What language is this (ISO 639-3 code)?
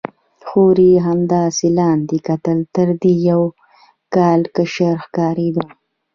pus